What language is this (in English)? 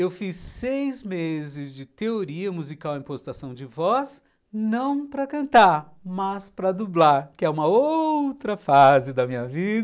Portuguese